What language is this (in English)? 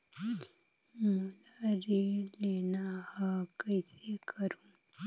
Chhattisgarhi